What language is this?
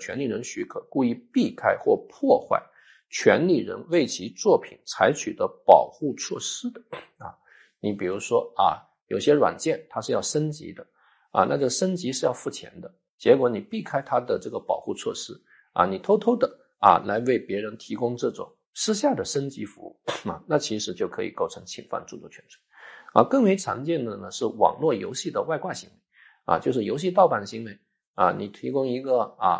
Chinese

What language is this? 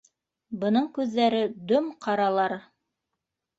Bashkir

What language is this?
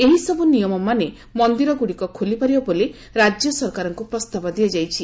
Odia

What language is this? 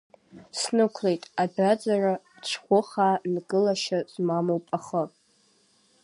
Abkhazian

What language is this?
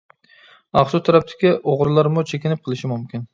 Uyghur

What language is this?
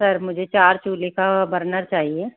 Hindi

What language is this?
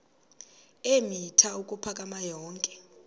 Xhosa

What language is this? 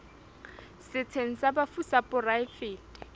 Southern Sotho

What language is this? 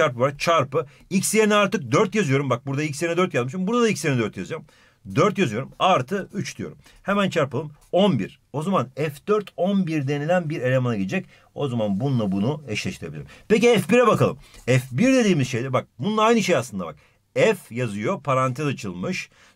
Turkish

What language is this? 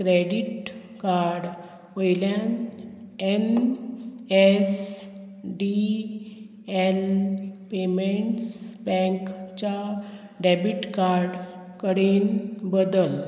Konkani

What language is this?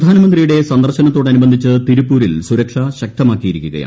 Malayalam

